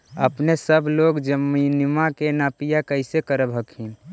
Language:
Magahi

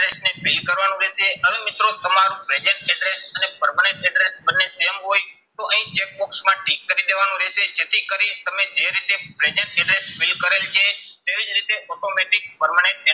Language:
Gujarati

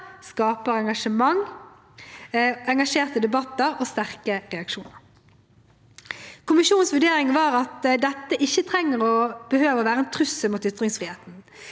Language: Norwegian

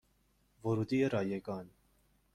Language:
Persian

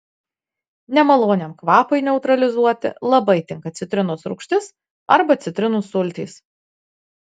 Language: Lithuanian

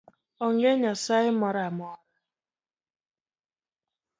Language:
Luo (Kenya and Tanzania)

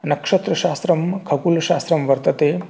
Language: Sanskrit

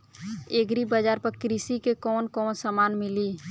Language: Bhojpuri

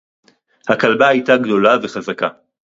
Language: Hebrew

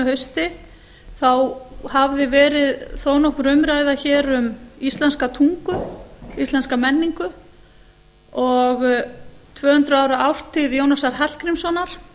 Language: Icelandic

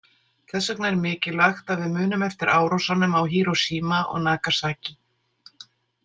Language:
Icelandic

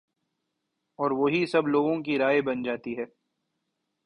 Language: Urdu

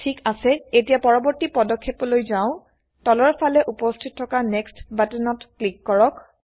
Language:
Assamese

